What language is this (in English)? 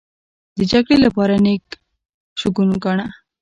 Pashto